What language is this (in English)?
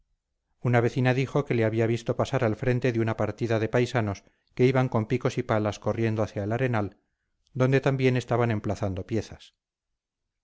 Spanish